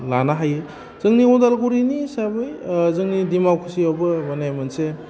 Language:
Bodo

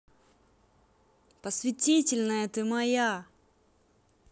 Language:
Russian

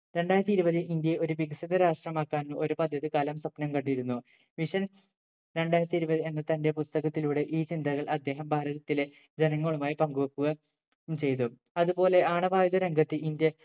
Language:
Malayalam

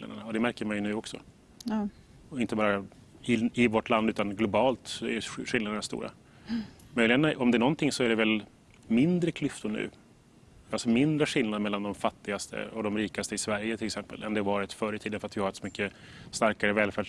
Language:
Swedish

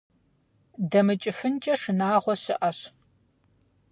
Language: Kabardian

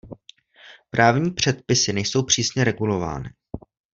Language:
Czech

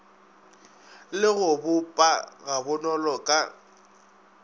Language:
Northern Sotho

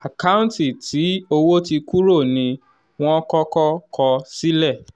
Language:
Yoruba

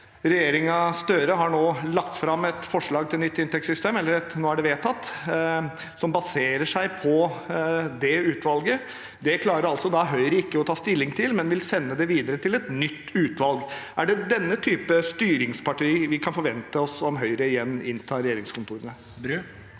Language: Norwegian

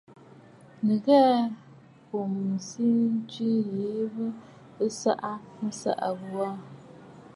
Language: Bafut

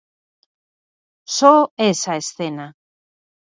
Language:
Galician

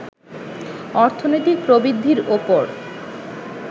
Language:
Bangla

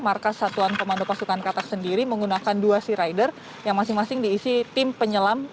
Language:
Indonesian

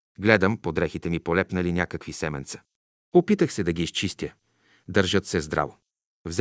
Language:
Bulgarian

